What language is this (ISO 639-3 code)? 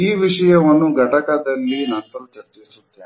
kan